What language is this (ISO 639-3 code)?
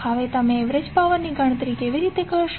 guj